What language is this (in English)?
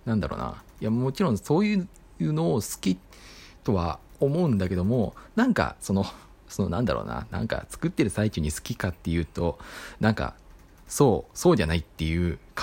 Japanese